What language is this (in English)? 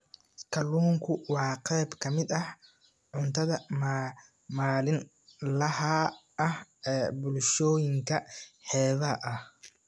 Somali